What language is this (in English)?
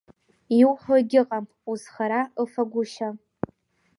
Abkhazian